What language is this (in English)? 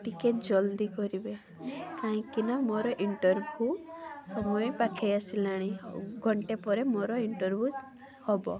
Odia